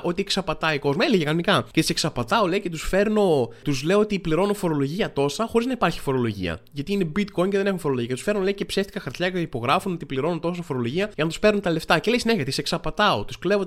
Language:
Greek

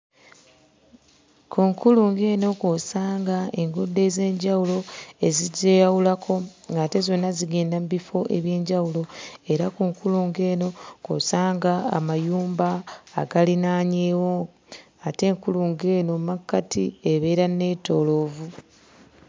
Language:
Ganda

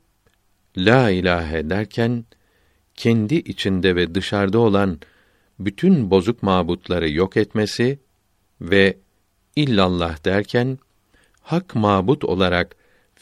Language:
Turkish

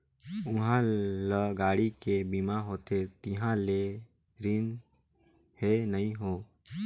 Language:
Chhattisgarhi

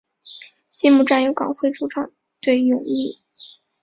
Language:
Chinese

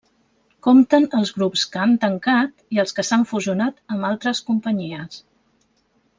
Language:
Catalan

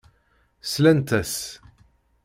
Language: Kabyle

